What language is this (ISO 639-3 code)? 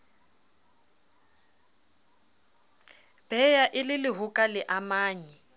sot